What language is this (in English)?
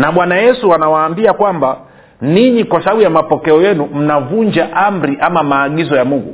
Swahili